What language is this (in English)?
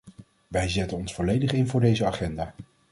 Dutch